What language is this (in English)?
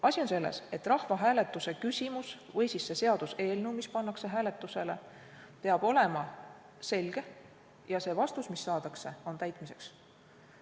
Estonian